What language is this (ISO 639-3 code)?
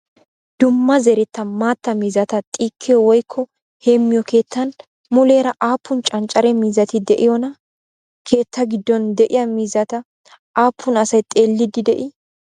wal